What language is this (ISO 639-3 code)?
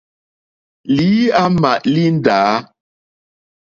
bri